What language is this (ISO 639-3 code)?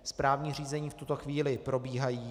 ces